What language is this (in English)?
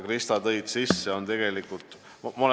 Estonian